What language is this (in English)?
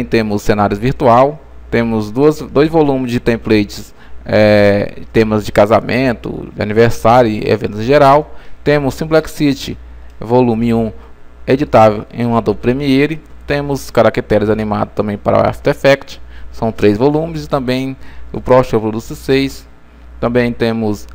Portuguese